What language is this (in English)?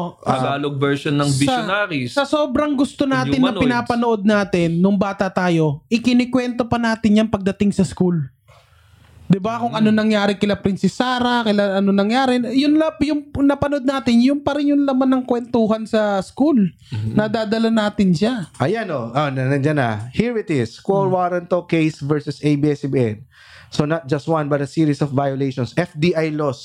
Filipino